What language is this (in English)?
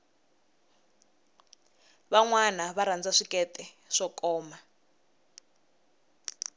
Tsonga